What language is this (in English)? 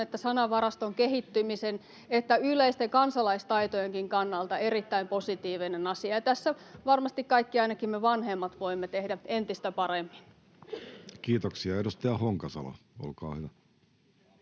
Finnish